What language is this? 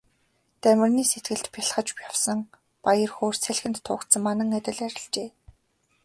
Mongolian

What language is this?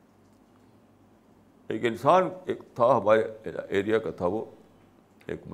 Urdu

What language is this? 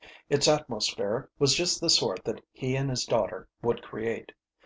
English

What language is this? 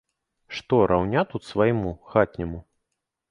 Belarusian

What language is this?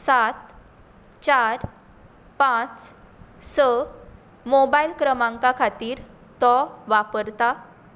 Konkani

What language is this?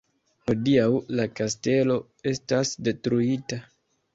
Esperanto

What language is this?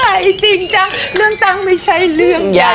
Thai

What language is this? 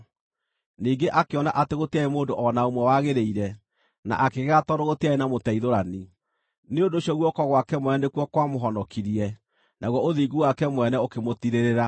Kikuyu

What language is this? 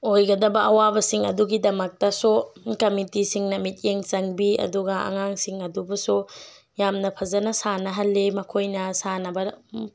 Manipuri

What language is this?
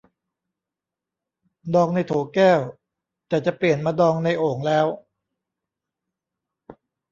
Thai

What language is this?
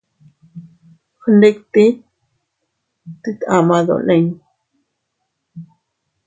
Teutila Cuicatec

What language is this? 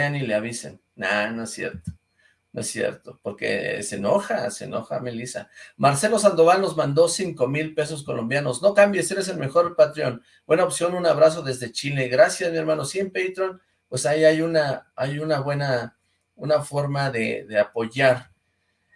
Spanish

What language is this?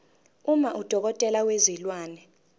Zulu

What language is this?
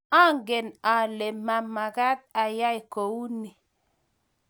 Kalenjin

